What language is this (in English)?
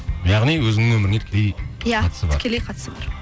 Kazakh